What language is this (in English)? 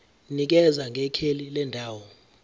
Zulu